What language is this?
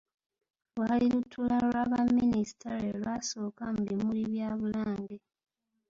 Ganda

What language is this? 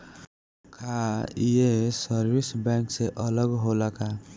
Bhojpuri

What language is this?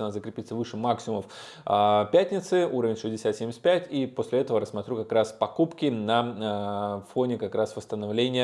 Russian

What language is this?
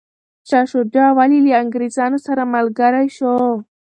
Pashto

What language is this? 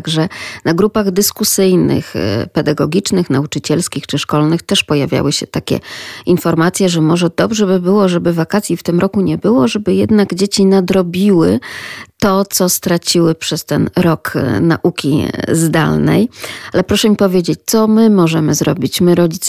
Polish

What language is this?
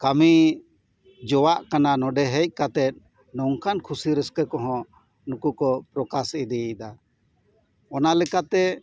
Santali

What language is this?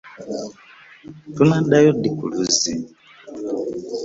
Ganda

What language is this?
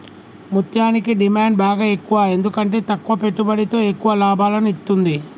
Telugu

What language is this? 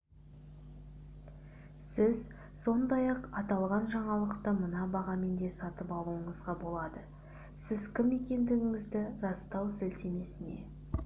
Kazakh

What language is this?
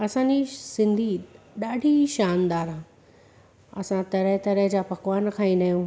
Sindhi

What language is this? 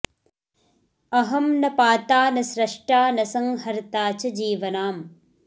Sanskrit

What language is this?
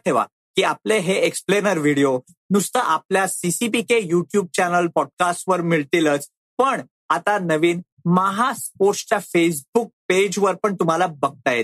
Marathi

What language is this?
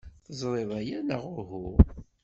Kabyle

